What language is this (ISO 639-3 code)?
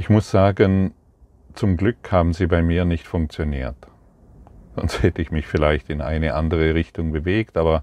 deu